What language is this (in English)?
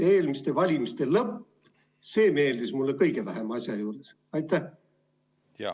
Estonian